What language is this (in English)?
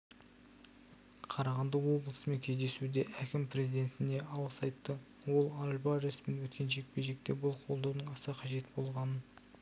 Kazakh